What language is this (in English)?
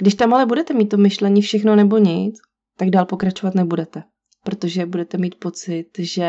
Czech